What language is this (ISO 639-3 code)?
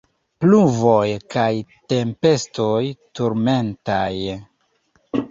epo